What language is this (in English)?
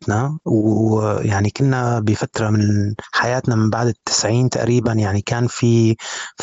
Arabic